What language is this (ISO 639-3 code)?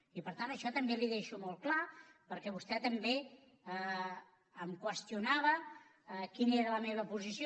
cat